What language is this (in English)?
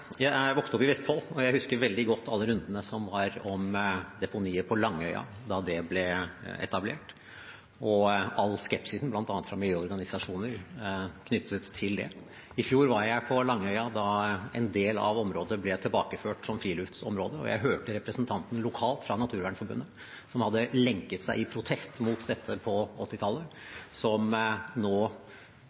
Norwegian Bokmål